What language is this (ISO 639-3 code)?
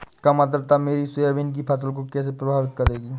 hin